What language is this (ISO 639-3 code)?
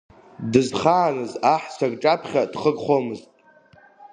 abk